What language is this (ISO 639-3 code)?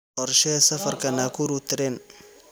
som